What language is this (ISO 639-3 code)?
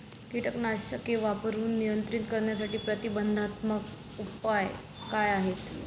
mar